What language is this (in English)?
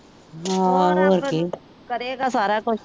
Punjabi